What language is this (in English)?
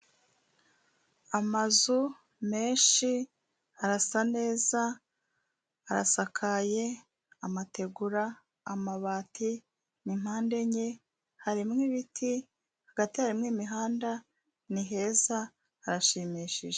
Kinyarwanda